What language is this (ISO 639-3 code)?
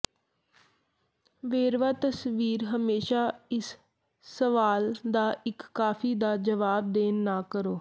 pan